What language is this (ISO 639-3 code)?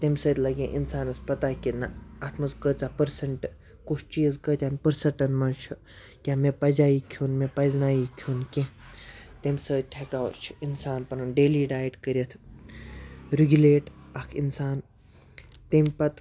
kas